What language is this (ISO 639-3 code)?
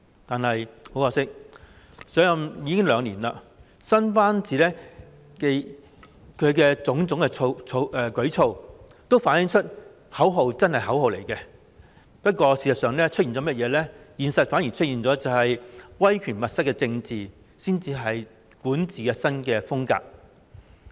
yue